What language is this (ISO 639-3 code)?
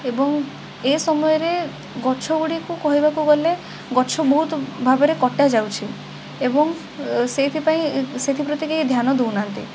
ori